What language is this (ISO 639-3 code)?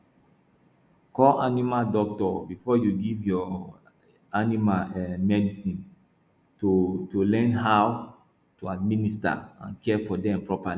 pcm